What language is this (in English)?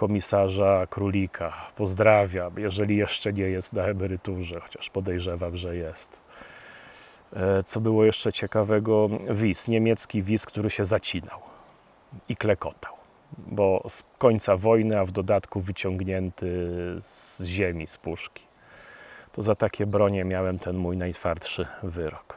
Polish